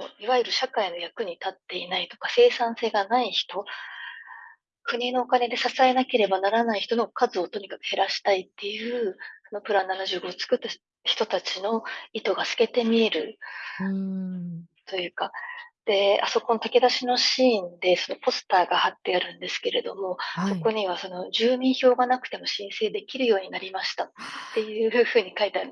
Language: Japanese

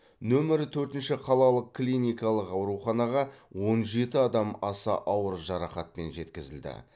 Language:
Kazakh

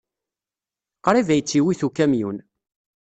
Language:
Kabyle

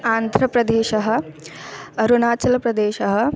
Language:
Sanskrit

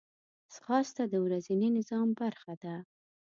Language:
Pashto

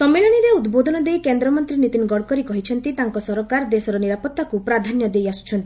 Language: Odia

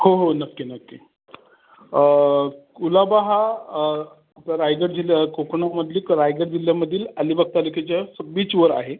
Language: Marathi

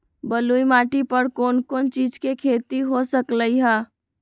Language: Magahi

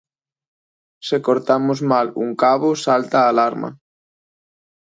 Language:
Galician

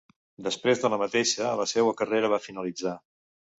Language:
Catalan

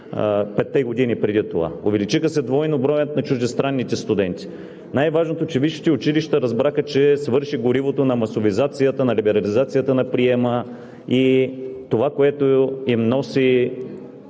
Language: Bulgarian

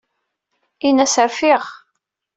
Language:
Kabyle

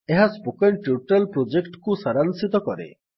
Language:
Odia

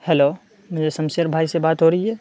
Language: Urdu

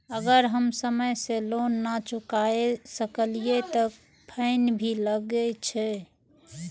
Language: Maithili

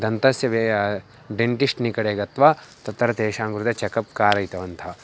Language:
Sanskrit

